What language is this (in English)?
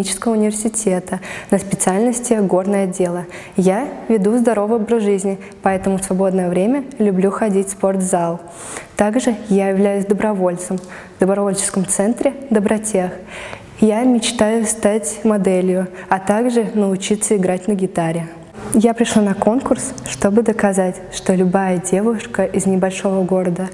Russian